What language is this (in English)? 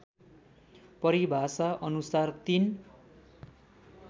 Nepali